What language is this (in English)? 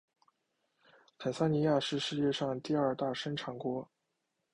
Chinese